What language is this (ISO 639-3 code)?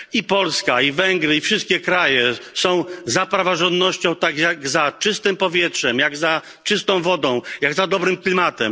pol